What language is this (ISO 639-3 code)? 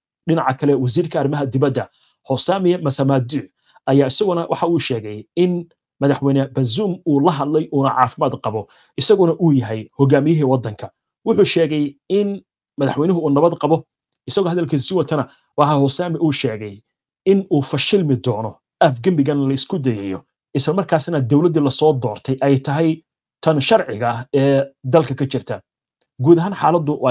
ara